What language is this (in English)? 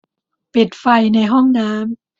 Thai